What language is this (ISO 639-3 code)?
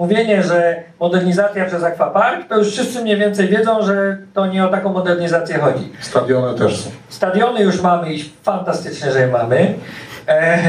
pol